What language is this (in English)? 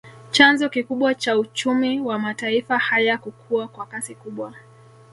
Swahili